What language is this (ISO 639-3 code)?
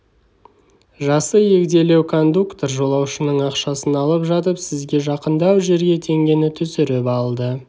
kaz